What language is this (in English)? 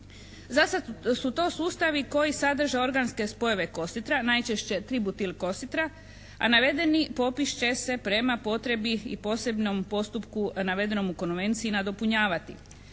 Croatian